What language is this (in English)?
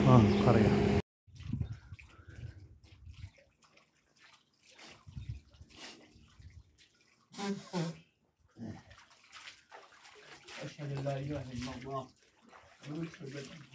Arabic